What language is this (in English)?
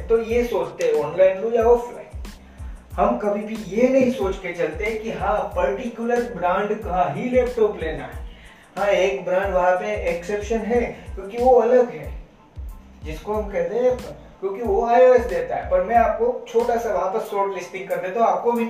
Hindi